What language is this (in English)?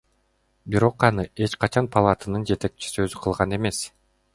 Kyrgyz